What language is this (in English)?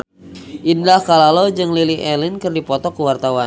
Sundanese